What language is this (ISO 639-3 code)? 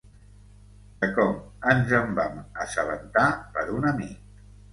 cat